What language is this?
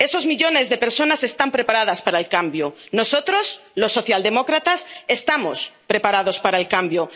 Spanish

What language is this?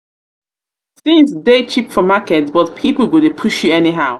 Nigerian Pidgin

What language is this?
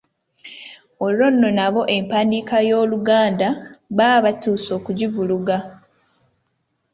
Ganda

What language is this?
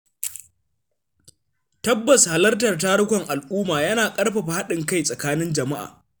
Hausa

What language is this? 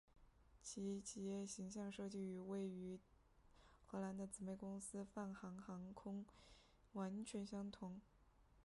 Chinese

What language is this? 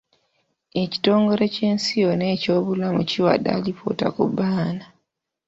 Ganda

